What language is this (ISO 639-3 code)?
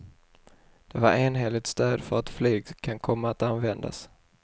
swe